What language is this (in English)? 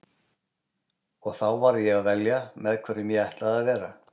Icelandic